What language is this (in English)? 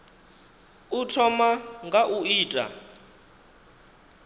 Venda